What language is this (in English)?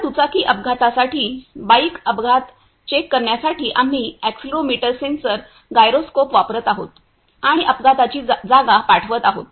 Marathi